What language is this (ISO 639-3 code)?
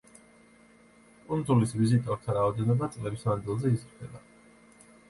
kat